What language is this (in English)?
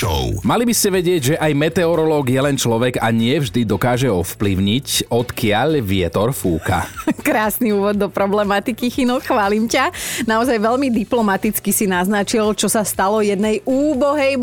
Slovak